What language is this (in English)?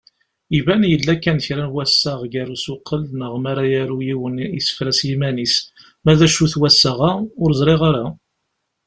Kabyle